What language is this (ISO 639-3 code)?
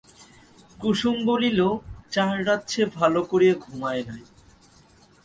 ben